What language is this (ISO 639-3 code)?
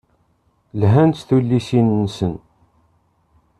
kab